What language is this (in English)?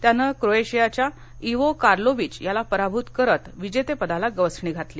Marathi